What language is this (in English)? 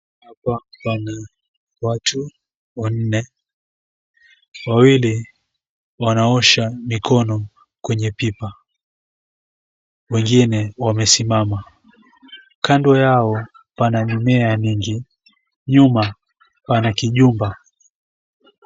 Swahili